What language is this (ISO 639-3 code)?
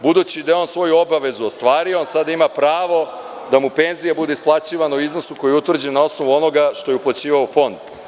srp